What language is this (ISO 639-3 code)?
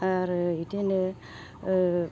brx